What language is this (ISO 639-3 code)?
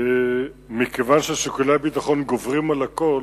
heb